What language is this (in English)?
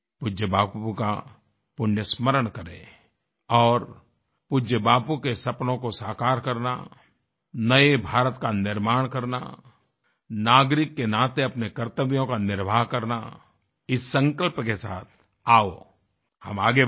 Hindi